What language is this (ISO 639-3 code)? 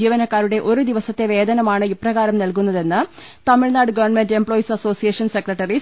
mal